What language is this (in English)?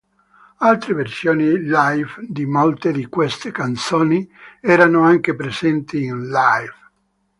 Italian